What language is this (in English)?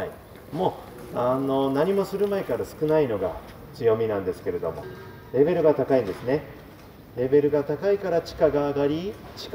Japanese